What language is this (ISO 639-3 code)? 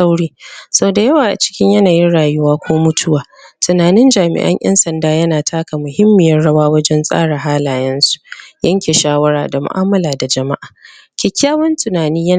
hau